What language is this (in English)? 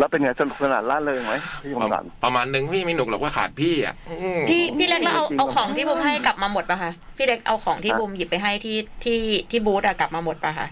Thai